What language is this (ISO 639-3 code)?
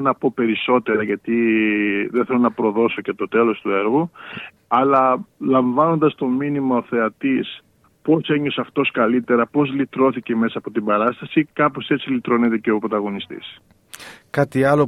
ell